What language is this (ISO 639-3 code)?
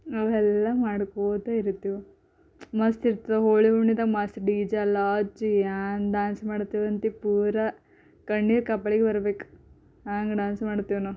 kan